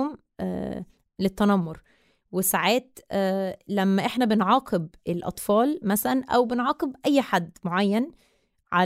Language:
Arabic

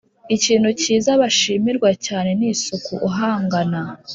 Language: Kinyarwanda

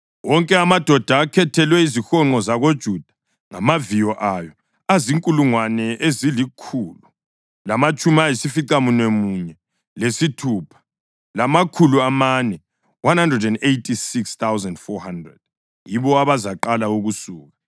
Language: North Ndebele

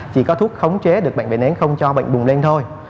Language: Vietnamese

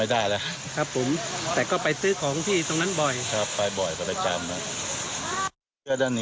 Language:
Thai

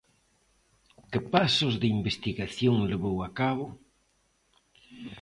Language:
Galician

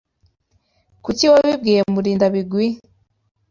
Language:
Kinyarwanda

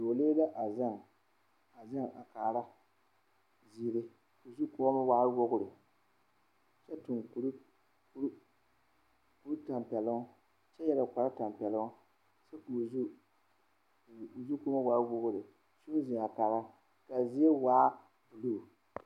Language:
Southern Dagaare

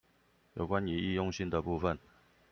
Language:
Chinese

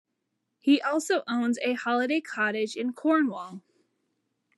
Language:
English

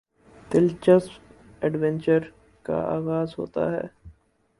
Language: Urdu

